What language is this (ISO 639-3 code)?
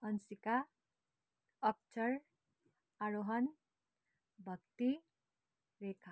nep